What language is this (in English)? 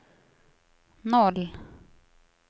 Swedish